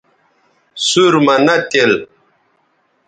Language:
Bateri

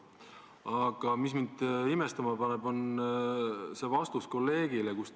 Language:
Estonian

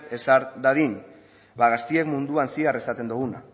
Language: Basque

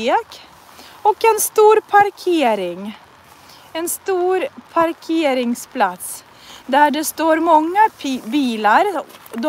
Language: Swedish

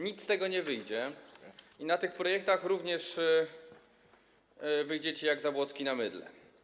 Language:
Polish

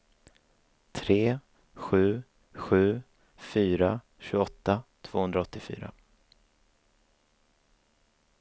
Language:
Swedish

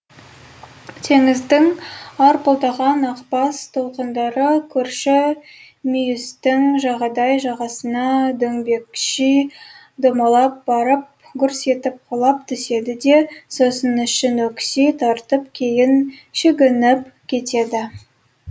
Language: Kazakh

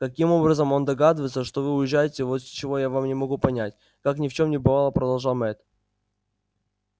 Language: Russian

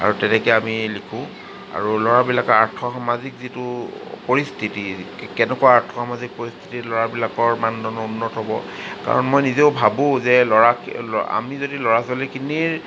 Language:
Assamese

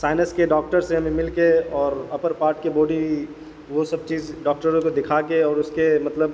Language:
Urdu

